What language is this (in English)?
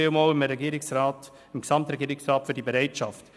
Swiss German